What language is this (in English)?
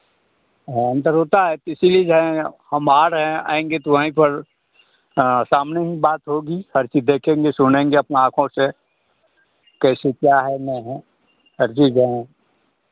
Hindi